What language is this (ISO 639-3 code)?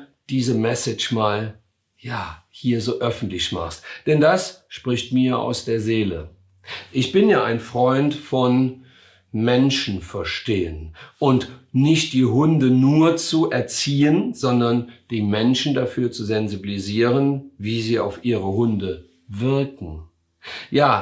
deu